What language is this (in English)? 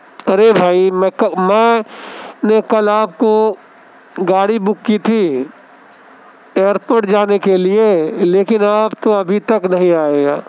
Urdu